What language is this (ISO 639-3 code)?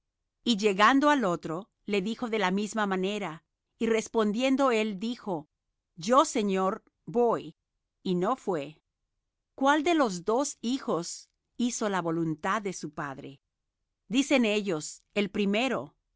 spa